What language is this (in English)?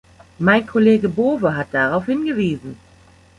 German